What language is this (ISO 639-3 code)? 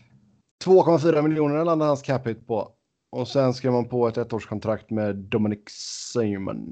swe